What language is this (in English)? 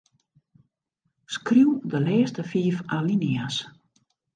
Western Frisian